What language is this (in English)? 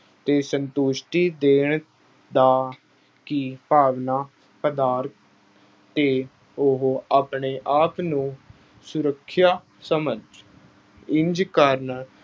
Punjabi